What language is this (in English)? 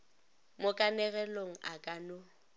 Northern Sotho